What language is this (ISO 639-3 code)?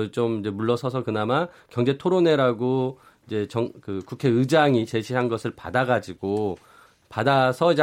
kor